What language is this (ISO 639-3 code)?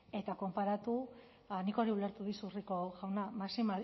eus